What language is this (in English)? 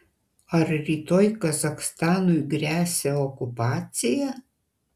Lithuanian